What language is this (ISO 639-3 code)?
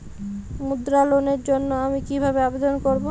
ben